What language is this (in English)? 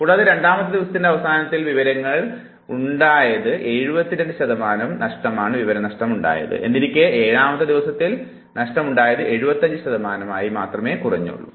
Malayalam